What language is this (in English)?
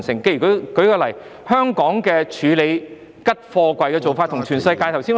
Cantonese